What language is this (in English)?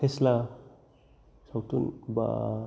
Bodo